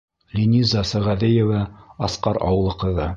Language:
Bashkir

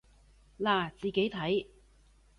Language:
Cantonese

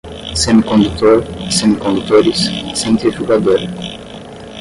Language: Portuguese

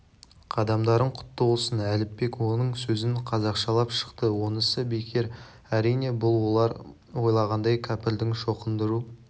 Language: Kazakh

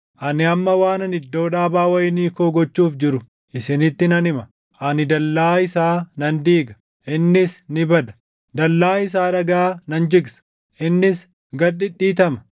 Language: Oromo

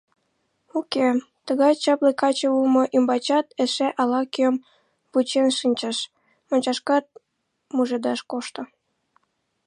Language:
Mari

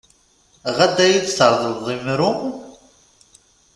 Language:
Kabyle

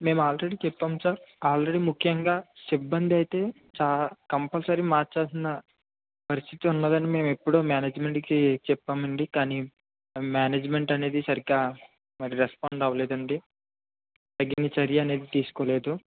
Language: Telugu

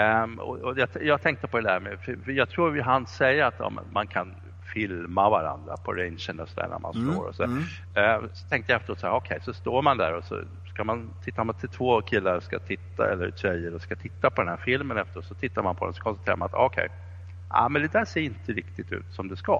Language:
Swedish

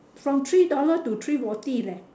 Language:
English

